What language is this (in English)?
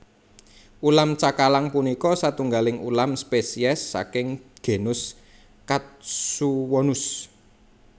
Javanese